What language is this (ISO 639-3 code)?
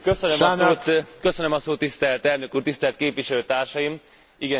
hun